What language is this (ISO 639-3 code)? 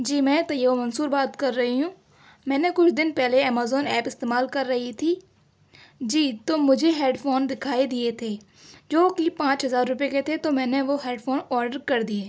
urd